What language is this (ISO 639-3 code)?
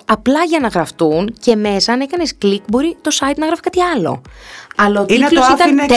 ell